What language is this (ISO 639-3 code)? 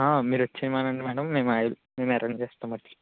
tel